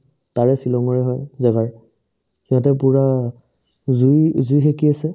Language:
Assamese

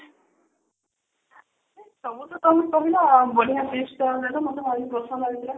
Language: Odia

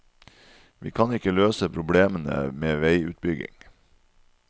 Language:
Norwegian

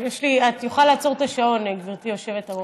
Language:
Hebrew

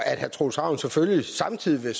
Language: Danish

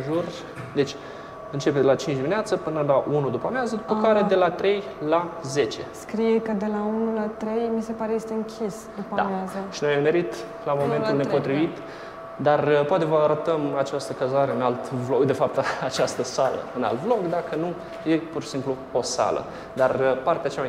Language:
Romanian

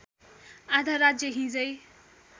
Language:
Nepali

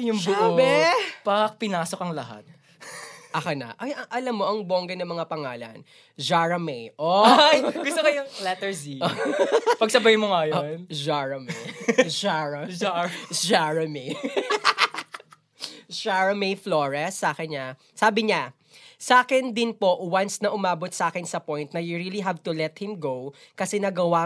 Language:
Filipino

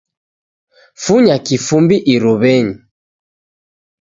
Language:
Taita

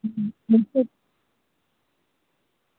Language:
Dogri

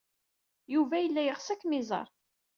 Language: Kabyle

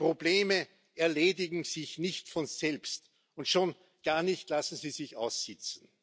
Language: German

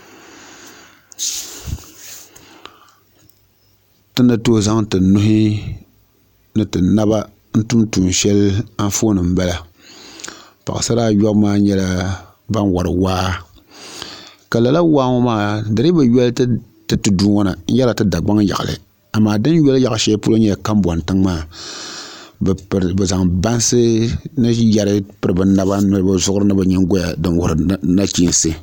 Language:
Dagbani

